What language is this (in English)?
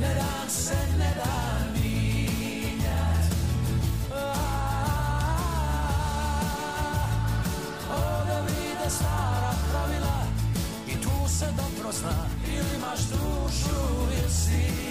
Croatian